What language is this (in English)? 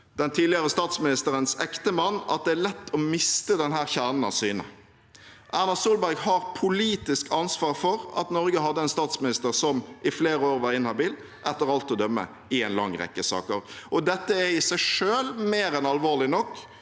Norwegian